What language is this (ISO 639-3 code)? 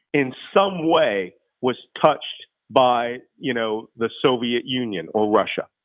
eng